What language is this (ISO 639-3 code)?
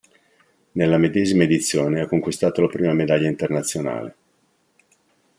ita